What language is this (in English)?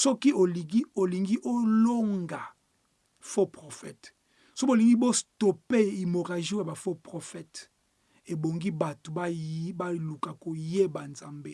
French